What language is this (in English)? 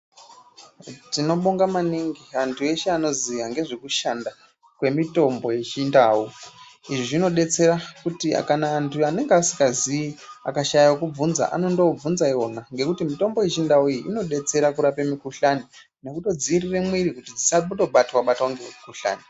Ndau